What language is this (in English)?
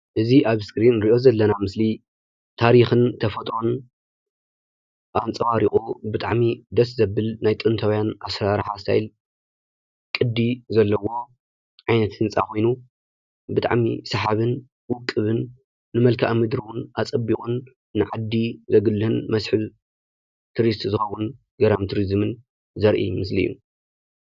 Tigrinya